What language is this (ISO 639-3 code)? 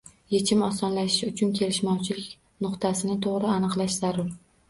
uzb